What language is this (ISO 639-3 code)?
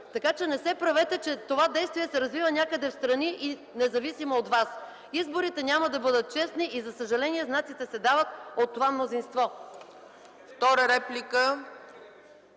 bul